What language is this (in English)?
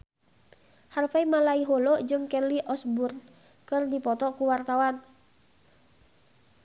Sundanese